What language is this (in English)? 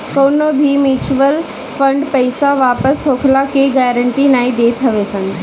Bhojpuri